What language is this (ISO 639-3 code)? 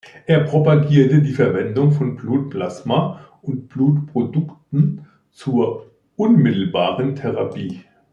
deu